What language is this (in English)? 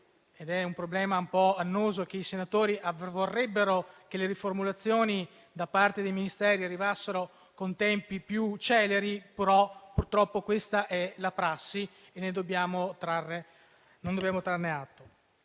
Italian